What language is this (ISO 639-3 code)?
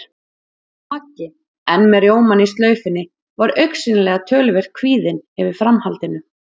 isl